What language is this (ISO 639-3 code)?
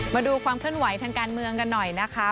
tha